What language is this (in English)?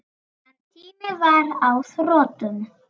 Icelandic